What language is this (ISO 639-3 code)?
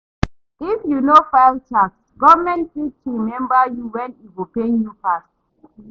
pcm